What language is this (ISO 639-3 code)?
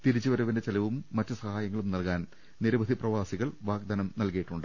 mal